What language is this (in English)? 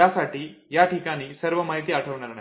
Marathi